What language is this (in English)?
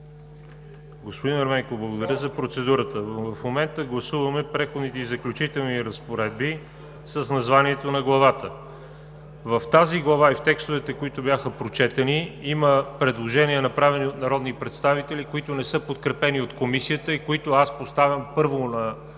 Bulgarian